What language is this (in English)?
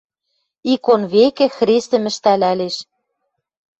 Western Mari